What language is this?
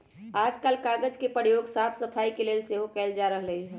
Magahi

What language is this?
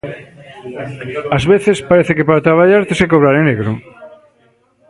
Galician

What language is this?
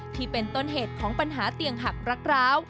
Thai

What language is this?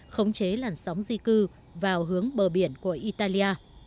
Vietnamese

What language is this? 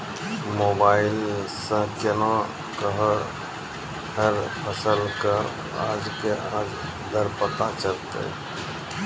Maithili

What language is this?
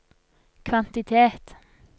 Norwegian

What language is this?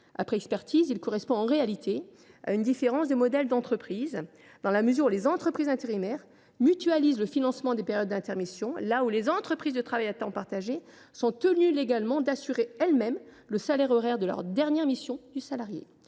French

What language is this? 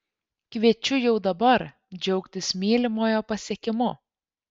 Lithuanian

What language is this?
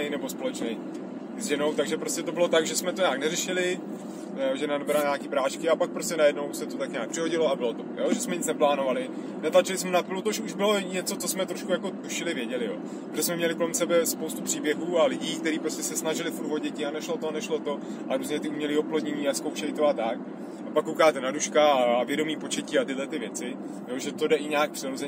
Czech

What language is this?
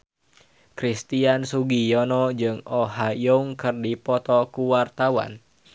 Sundanese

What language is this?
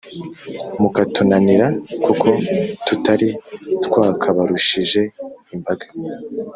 Kinyarwanda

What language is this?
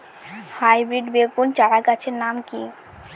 Bangla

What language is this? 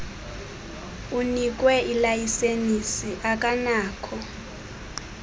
Xhosa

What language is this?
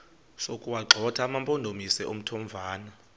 Xhosa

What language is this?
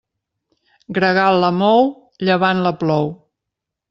Catalan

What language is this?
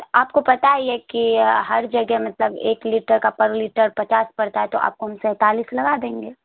Urdu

